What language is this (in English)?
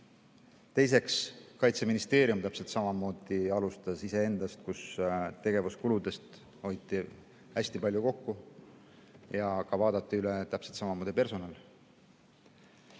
Estonian